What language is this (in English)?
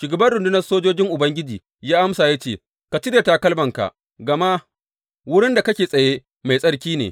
Hausa